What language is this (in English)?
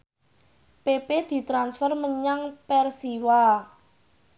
Javanese